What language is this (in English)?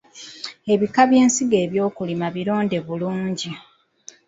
Ganda